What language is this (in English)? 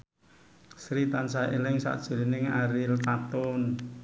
Javanese